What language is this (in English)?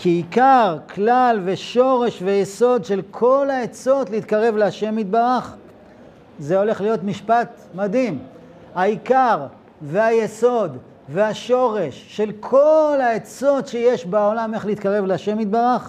Hebrew